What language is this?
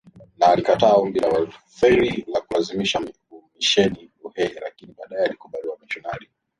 Swahili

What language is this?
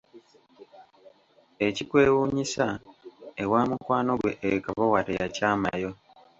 Ganda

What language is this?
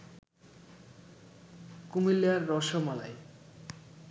Bangla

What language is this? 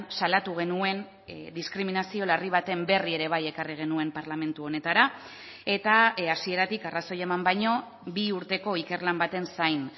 Basque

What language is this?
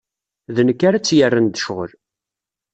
Kabyle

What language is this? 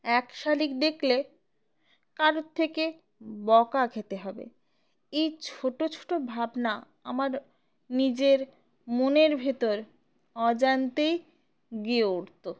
Bangla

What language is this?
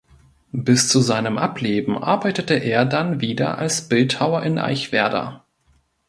German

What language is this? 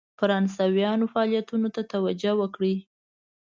Pashto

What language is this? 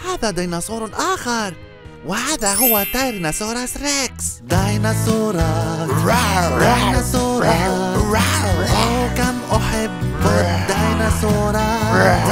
Arabic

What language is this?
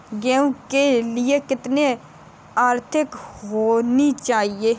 Hindi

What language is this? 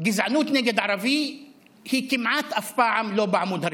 Hebrew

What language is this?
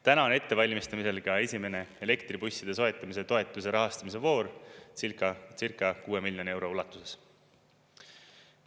Estonian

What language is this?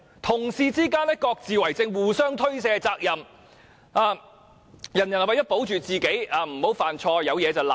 Cantonese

